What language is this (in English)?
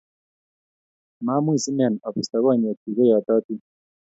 Kalenjin